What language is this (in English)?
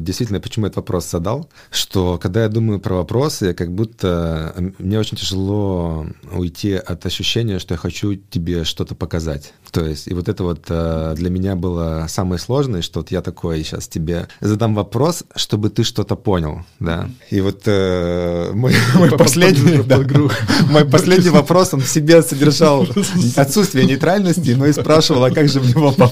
Russian